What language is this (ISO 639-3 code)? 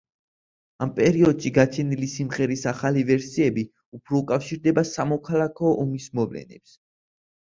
kat